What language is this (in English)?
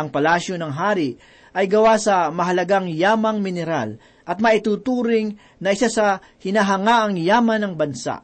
Filipino